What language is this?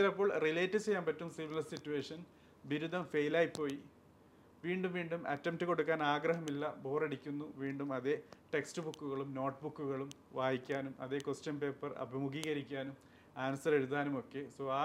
Malayalam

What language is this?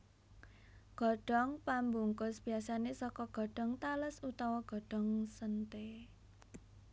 Javanese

